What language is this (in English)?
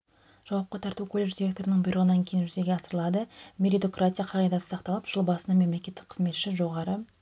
Kazakh